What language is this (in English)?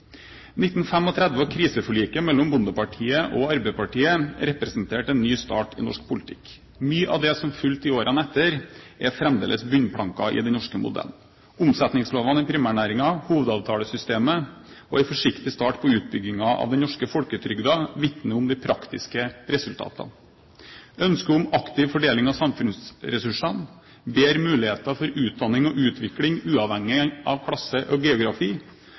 Norwegian Bokmål